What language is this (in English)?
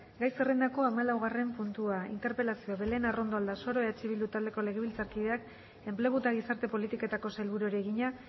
Basque